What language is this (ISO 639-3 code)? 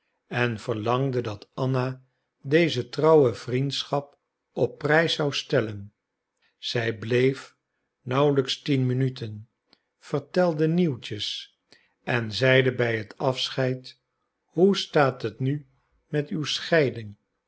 nld